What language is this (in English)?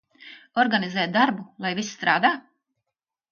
Latvian